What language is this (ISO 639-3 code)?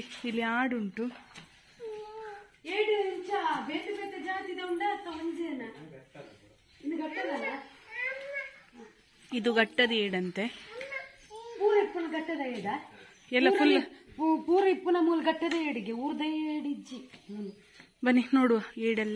ron